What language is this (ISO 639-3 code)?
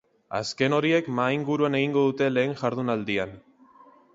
eus